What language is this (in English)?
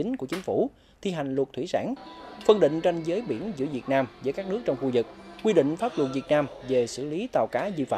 Vietnamese